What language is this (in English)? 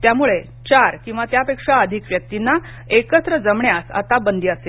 Marathi